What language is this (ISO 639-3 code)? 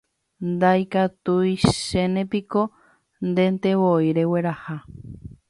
grn